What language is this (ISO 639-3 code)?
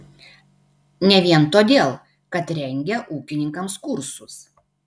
lit